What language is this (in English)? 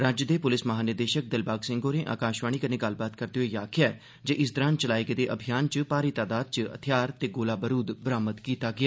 Dogri